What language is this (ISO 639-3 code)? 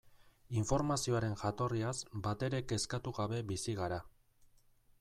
eus